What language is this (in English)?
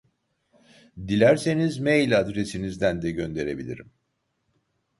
Turkish